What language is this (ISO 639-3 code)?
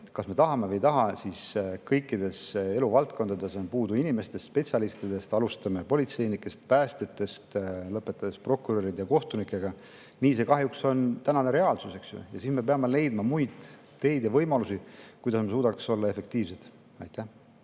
est